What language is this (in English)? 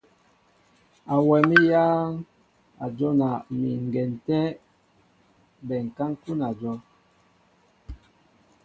Mbo (Cameroon)